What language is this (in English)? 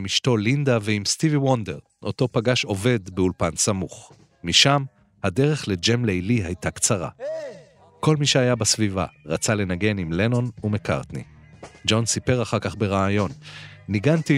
Hebrew